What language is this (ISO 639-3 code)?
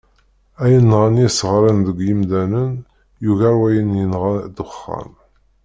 kab